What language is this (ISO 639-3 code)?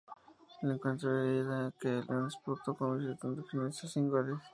spa